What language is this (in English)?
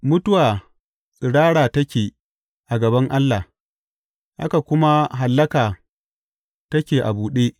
Hausa